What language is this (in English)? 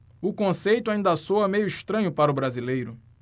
Portuguese